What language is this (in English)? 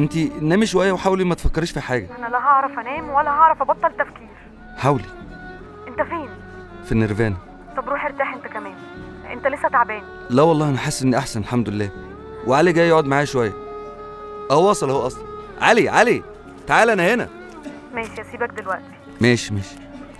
Arabic